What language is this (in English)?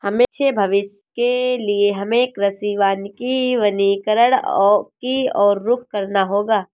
Hindi